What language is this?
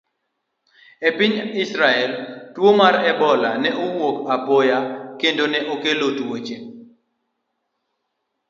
Luo (Kenya and Tanzania)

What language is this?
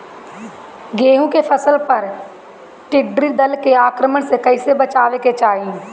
Bhojpuri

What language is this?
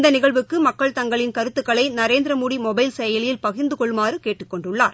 Tamil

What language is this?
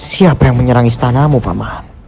Indonesian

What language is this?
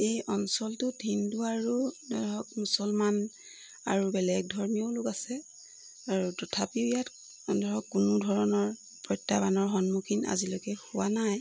Assamese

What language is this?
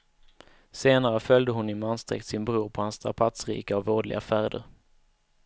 Swedish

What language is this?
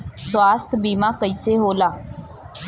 Bhojpuri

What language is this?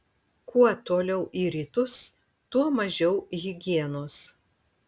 Lithuanian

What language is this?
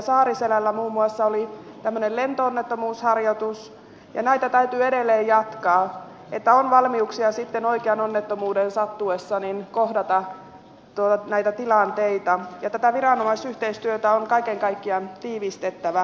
Finnish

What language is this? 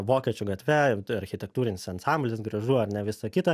Lithuanian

